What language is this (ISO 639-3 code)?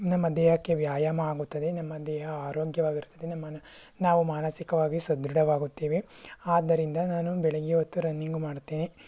kan